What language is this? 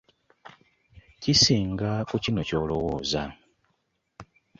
Ganda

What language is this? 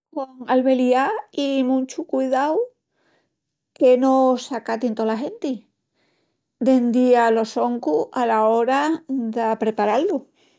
Extremaduran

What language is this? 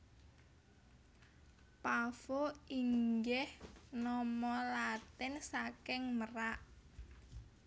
Javanese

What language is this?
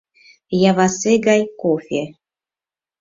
Mari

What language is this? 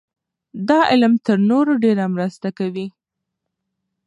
Pashto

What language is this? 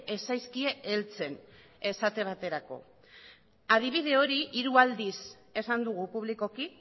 Basque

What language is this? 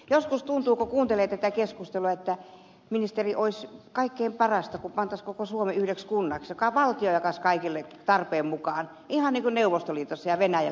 Finnish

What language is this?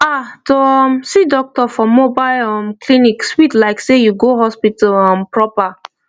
Nigerian Pidgin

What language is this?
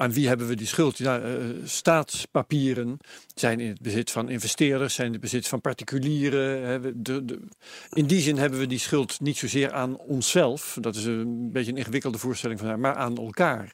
Dutch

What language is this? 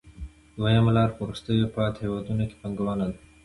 Pashto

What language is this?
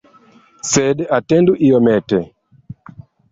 Esperanto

